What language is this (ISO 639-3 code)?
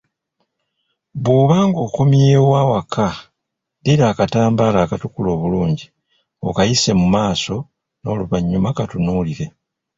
lug